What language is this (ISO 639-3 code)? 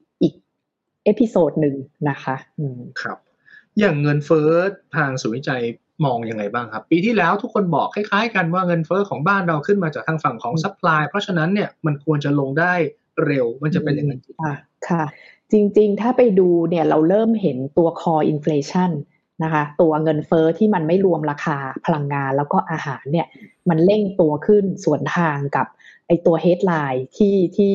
tha